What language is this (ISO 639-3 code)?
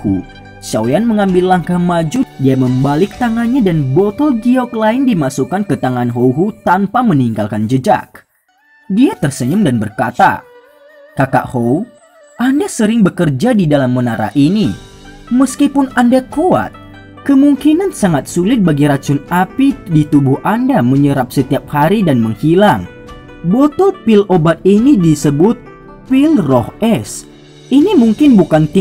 ind